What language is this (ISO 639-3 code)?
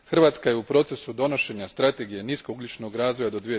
hrv